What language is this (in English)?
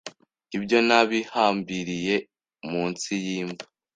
Kinyarwanda